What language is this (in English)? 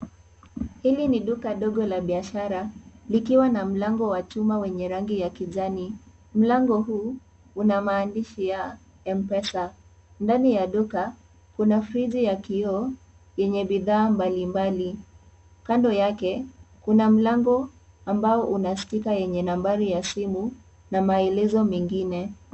Swahili